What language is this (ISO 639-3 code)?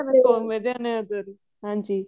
pan